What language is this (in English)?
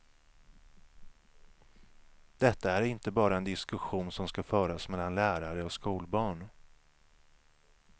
Swedish